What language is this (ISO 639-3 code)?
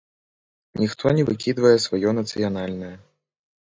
bel